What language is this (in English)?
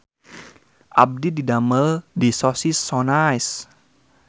Sundanese